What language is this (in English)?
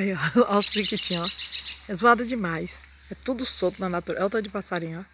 Portuguese